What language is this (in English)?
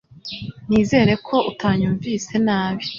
Kinyarwanda